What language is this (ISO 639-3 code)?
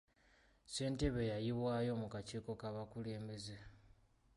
lug